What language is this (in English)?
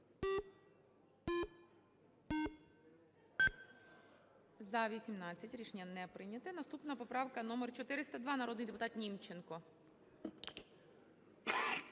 Ukrainian